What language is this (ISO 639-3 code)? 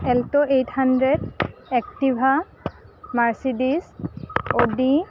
asm